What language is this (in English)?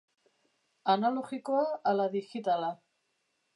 Basque